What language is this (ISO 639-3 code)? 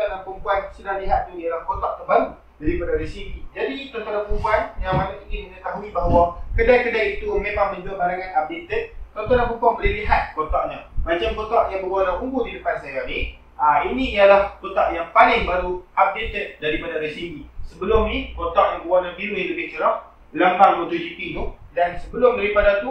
msa